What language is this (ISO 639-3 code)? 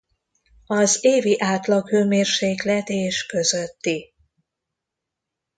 hun